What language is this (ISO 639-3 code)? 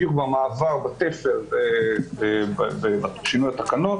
heb